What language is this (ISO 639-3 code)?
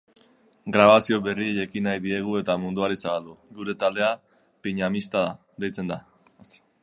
eus